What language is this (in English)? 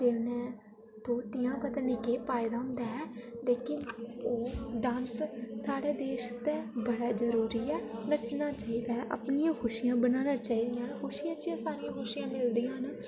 Dogri